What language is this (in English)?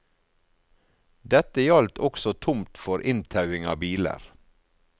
Norwegian